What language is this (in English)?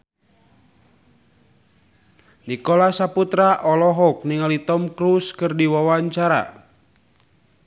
Sundanese